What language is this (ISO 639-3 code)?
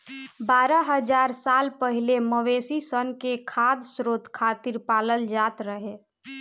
bho